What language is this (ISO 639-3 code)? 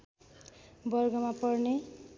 nep